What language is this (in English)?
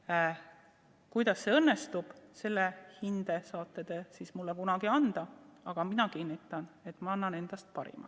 Estonian